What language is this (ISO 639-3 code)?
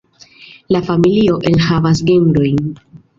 epo